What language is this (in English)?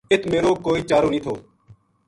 Gujari